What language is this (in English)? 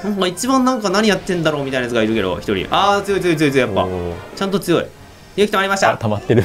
Japanese